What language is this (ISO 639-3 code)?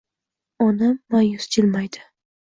uzb